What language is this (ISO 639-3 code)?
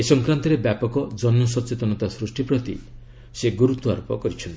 ori